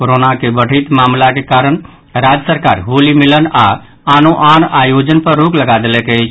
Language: Maithili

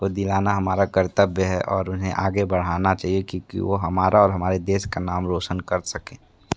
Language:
Hindi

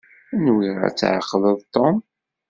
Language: Kabyle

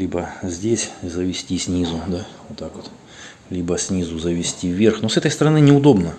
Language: Russian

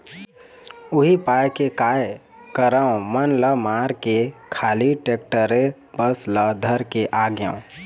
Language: Chhattisgarhi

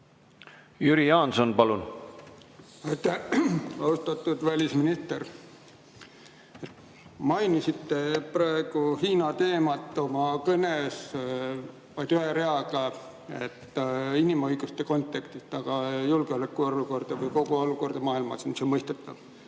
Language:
Estonian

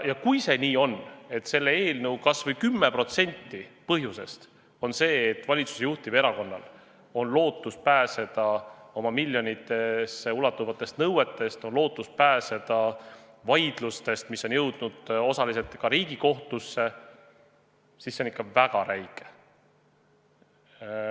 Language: Estonian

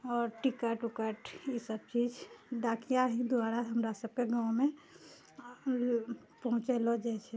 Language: Maithili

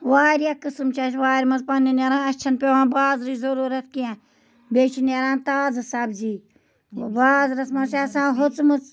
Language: Kashmiri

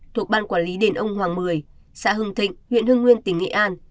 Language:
Vietnamese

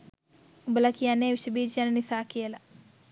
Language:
Sinhala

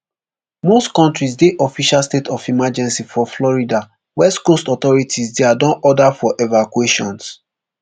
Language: Nigerian Pidgin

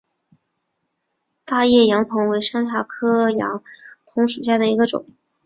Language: Chinese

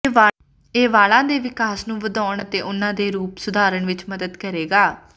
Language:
Punjabi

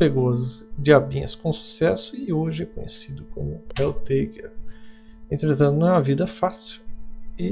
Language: Portuguese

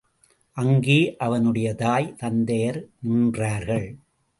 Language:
Tamil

